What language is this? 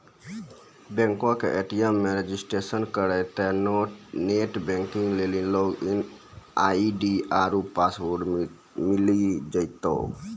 Maithili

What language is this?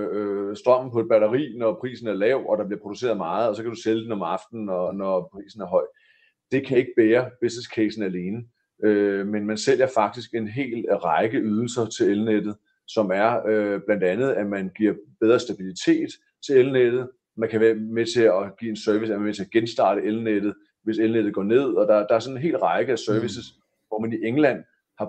Danish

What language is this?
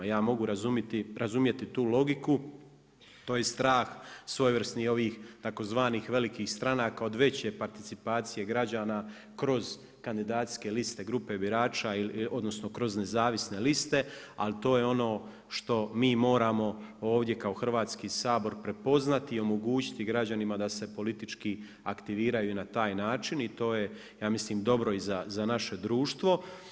Croatian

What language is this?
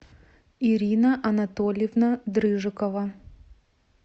Russian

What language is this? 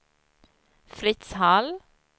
Swedish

